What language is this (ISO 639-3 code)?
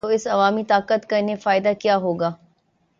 urd